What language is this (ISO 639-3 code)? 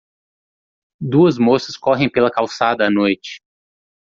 por